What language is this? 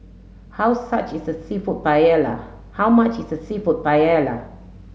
English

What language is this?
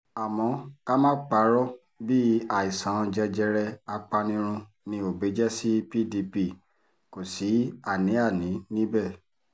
Yoruba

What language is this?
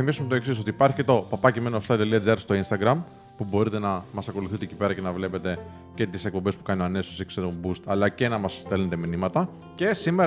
Greek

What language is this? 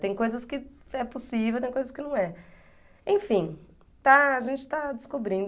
Portuguese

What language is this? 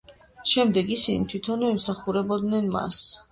Georgian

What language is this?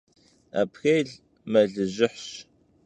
Kabardian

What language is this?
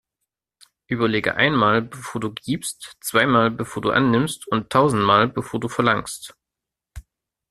German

